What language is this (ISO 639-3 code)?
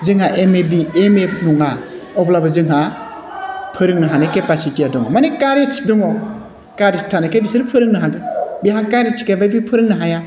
brx